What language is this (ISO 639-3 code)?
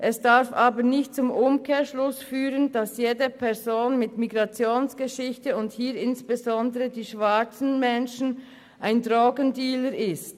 gsw